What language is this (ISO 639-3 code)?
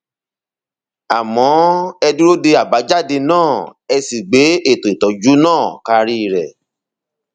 yor